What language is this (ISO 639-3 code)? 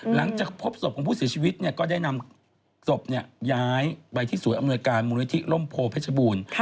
tha